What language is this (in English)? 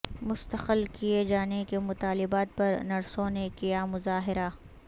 Urdu